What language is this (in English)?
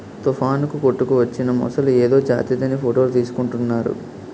Telugu